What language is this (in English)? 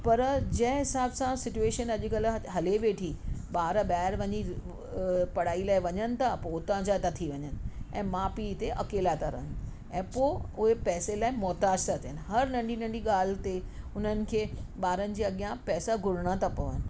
Sindhi